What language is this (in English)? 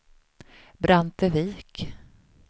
Swedish